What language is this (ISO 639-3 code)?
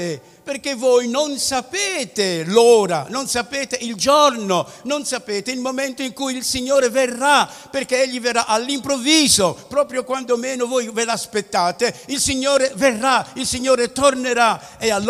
ita